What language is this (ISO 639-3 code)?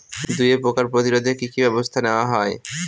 ben